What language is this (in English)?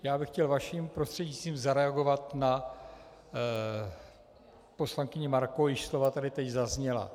Czech